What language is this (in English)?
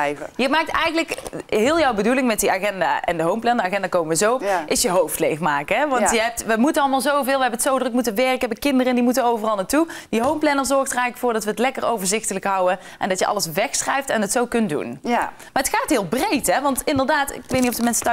Dutch